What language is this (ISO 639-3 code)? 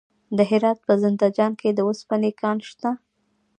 pus